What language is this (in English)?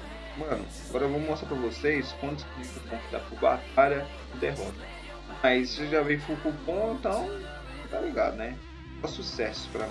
Portuguese